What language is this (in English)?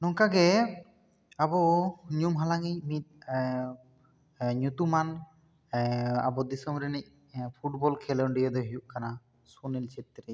Santali